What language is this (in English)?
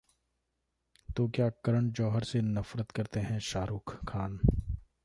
Hindi